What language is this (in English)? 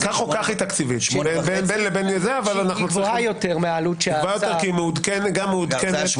Hebrew